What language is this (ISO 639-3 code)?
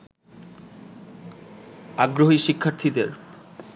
ben